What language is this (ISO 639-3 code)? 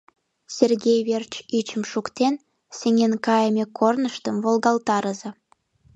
chm